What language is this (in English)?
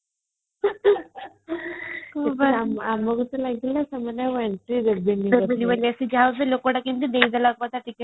Odia